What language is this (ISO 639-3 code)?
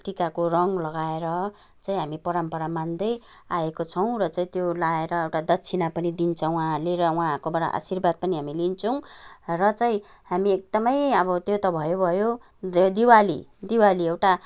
nep